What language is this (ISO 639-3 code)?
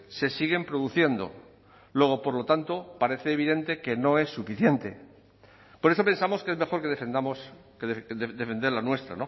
spa